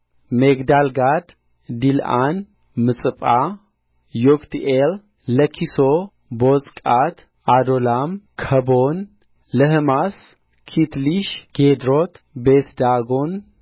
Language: Amharic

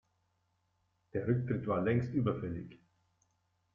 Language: German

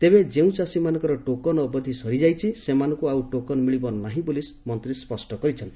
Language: Odia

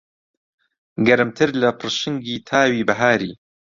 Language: Central Kurdish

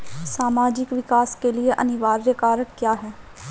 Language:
Hindi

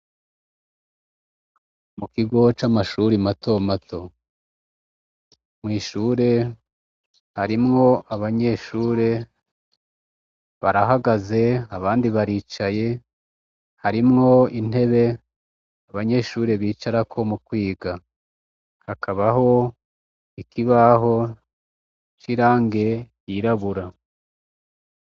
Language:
Rundi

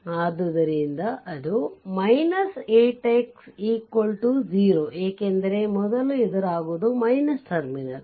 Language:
Kannada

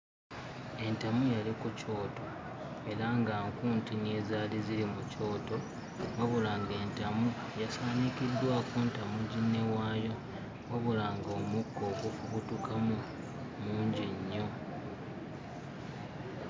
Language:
Ganda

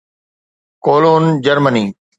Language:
Sindhi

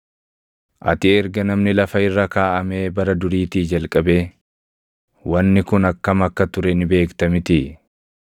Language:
Oromo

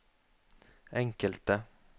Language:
Norwegian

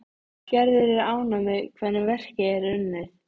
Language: Icelandic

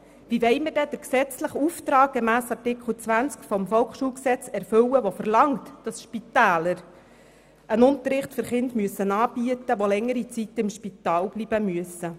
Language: Swiss German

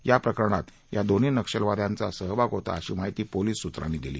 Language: Marathi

